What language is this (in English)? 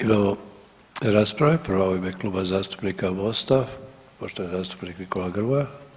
Croatian